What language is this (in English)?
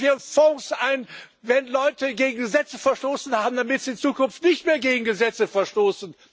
German